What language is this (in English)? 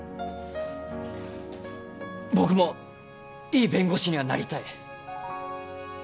Japanese